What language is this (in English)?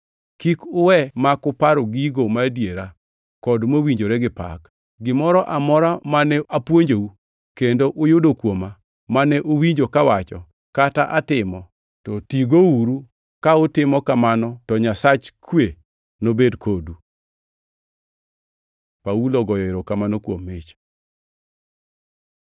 Luo (Kenya and Tanzania)